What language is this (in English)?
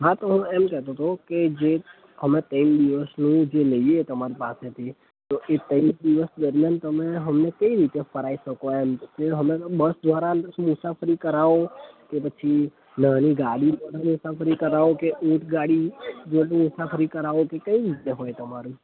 Gujarati